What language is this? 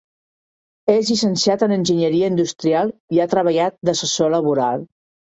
Catalan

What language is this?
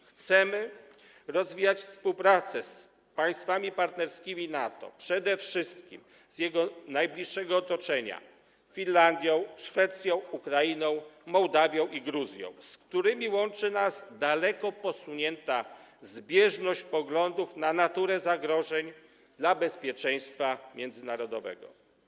Polish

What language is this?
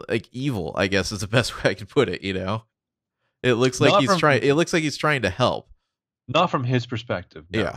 English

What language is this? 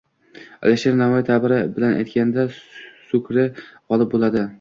Uzbek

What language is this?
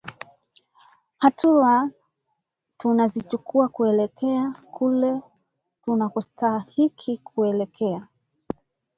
Swahili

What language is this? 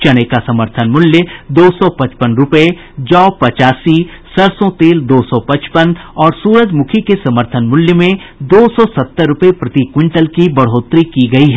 Hindi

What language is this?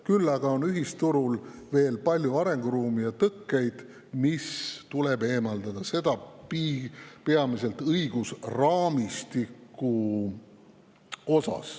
Estonian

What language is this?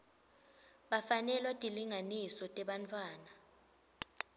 Swati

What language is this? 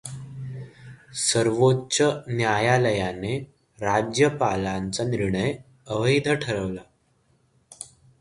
Marathi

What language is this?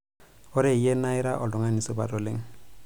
Masai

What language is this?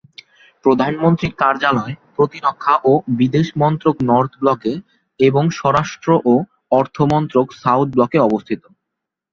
Bangla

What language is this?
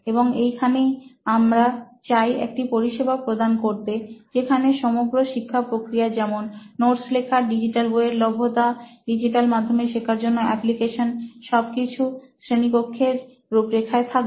Bangla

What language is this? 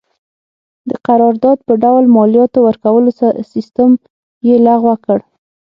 Pashto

